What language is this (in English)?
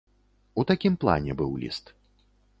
Belarusian